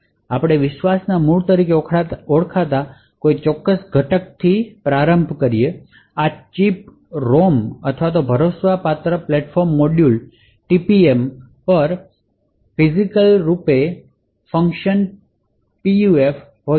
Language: Gujarati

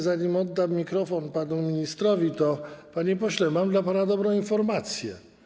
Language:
Polish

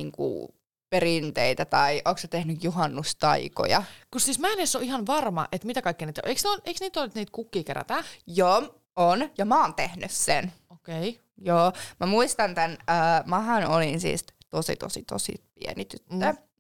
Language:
Finnish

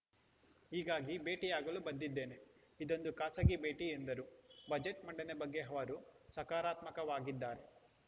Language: Kannada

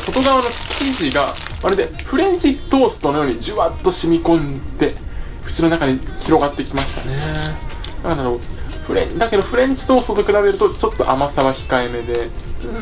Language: Japanese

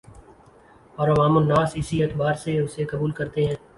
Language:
Urdu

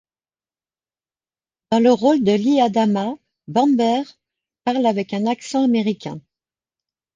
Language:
French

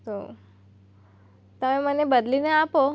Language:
Gujarati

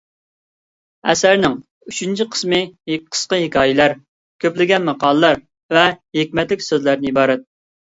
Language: Uyghur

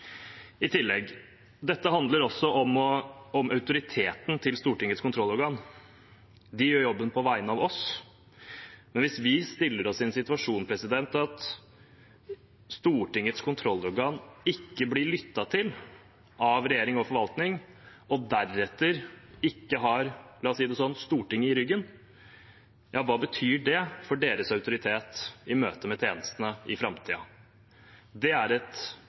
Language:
Norwegian Bokmål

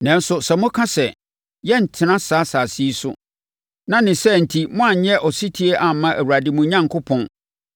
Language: Akan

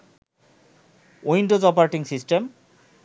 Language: Bangla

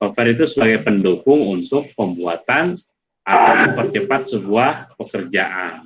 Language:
Indonesian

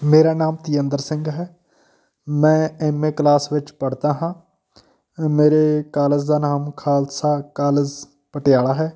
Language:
Punjabi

